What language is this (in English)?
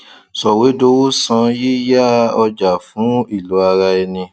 Yoruba